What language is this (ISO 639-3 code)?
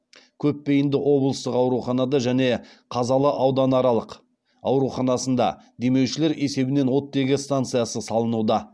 kaz